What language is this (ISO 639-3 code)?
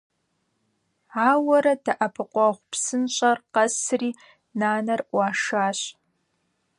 kbd